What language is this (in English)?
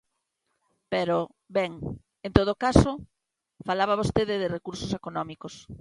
Galician